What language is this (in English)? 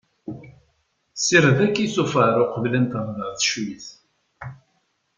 Kabyle